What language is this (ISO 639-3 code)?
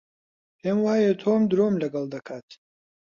ckb